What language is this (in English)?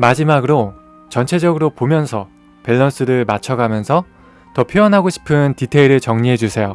Korean